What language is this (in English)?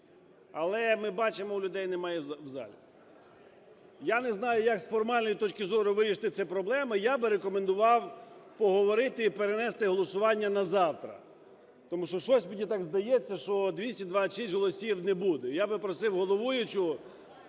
Ukrainian